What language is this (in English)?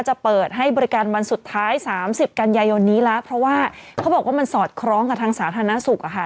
Thai